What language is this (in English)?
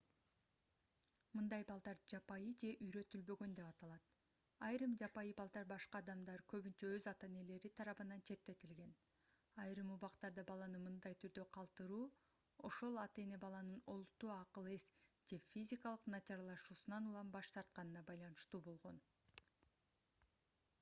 Kyrgyz